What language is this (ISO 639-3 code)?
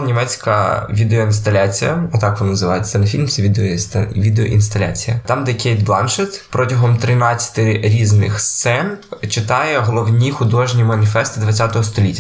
ukr